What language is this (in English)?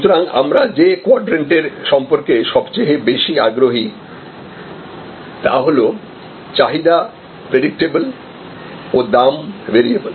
Bangla